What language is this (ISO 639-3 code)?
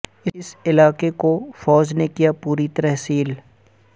urd